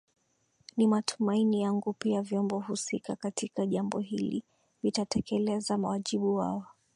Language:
Swahili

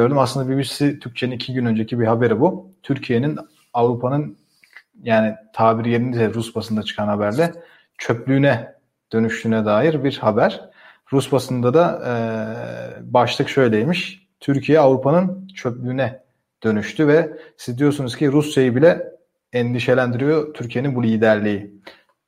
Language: Turkish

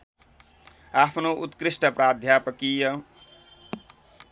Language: Nepali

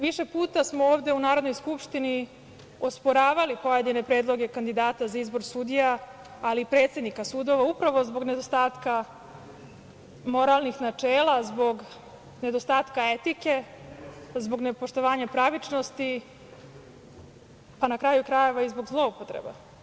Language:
Serbian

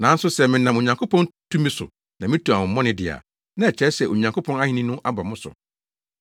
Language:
Akan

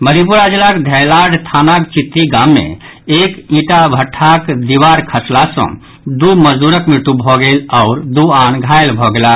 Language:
Maithili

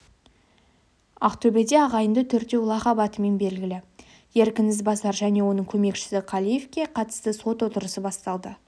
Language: Kazakh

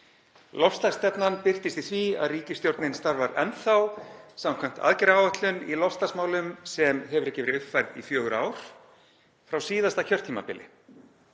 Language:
Icelandic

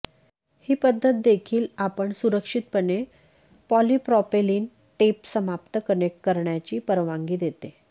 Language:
Marathi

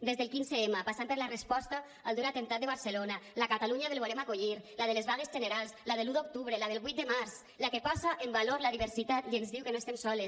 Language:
Catalan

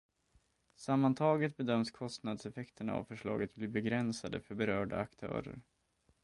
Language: Swedish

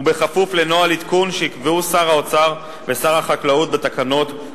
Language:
Hebrew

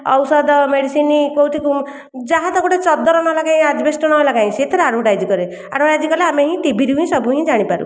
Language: Odia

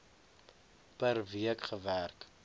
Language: Afrikaans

